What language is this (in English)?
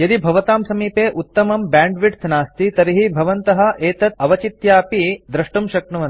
Sanskrit